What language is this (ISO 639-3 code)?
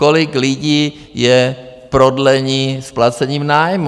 ces